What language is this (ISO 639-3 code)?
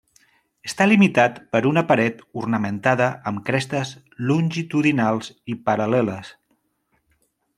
cat